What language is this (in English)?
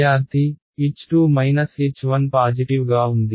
Telugu